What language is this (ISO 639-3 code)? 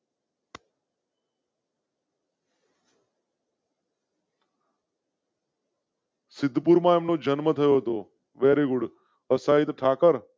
guj